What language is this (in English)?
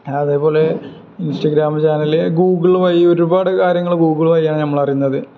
Malayalam